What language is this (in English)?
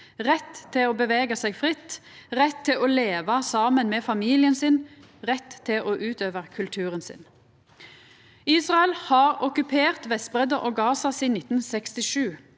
Norwegian